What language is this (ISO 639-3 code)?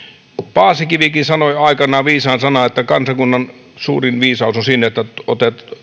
fin